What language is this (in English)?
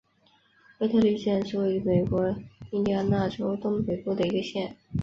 Chinese